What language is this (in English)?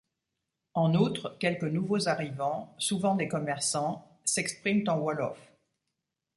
French